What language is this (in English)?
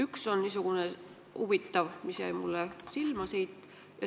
Estonian